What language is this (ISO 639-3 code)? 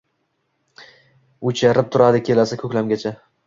uzb